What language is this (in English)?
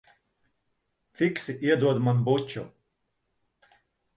Latvian